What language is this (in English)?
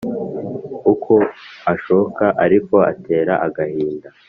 Kinyarwanda